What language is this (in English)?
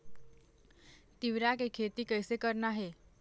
Chhattisgarhi